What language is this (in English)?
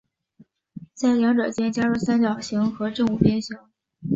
Chinese